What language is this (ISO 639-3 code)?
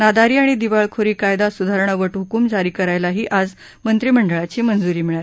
mar